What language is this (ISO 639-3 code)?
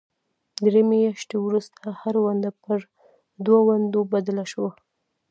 pus